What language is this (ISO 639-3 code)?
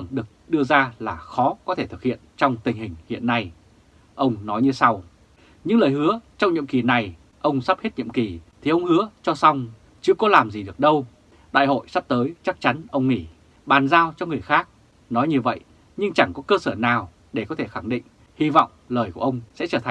vie